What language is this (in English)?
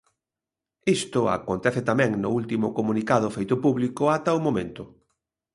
Galician